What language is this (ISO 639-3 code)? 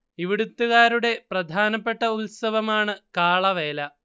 mal